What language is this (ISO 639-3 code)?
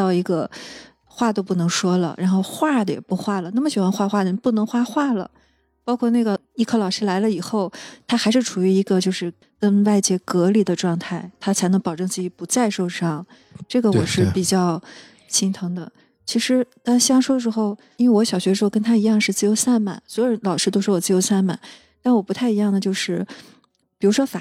zho